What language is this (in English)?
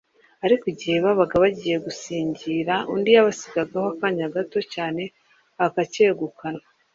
Kinyarwanda